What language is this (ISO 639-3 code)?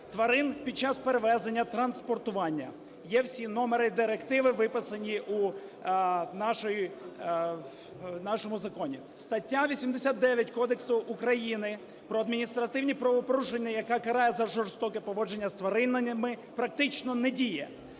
ukr